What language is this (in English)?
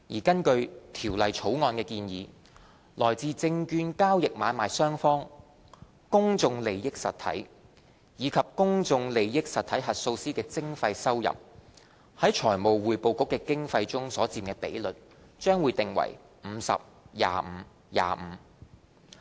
Cantonese